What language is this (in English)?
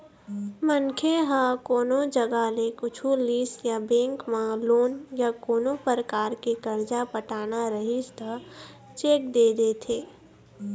Chhattisgarhi